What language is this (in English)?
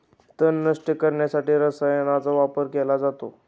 Marathi